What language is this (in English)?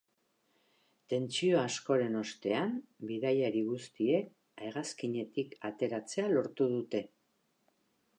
Basque